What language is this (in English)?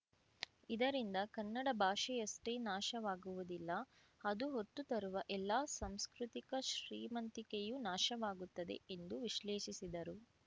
Kannada